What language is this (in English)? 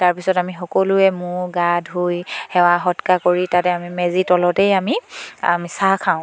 Assamese